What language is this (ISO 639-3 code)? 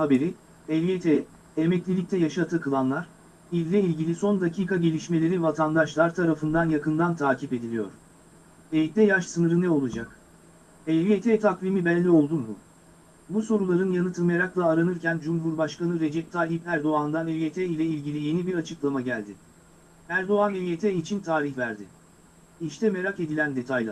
tur